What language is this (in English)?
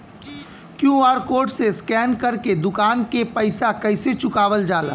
Bhojpuri